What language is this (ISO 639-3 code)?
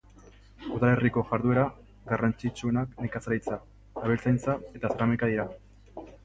eus